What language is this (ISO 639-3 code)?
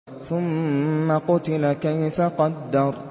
ara